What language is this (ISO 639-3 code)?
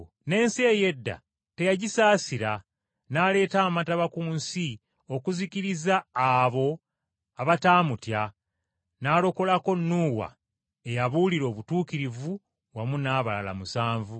lug